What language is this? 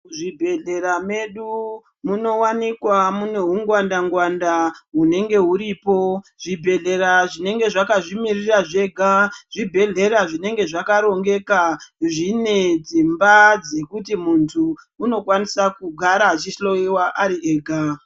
Ndau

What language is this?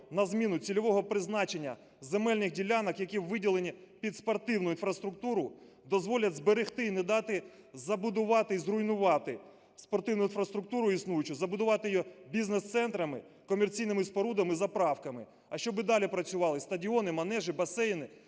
Ukrainian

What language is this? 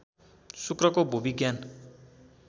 Nepali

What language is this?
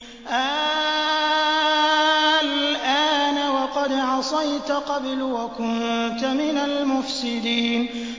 Arabic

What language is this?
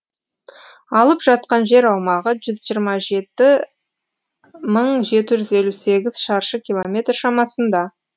Kazakh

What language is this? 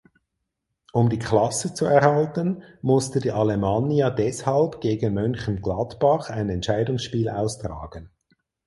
German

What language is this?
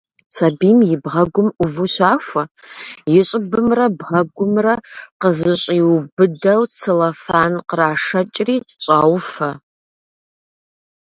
Kabardian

